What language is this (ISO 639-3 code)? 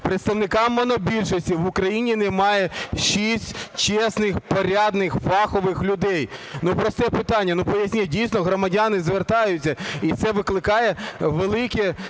ukr